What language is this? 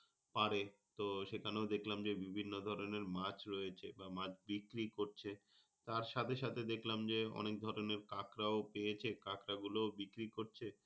Bangla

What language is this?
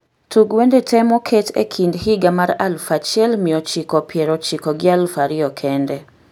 Luo (Kenya and Tanzania)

